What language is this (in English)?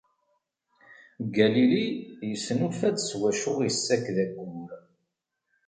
Kabyle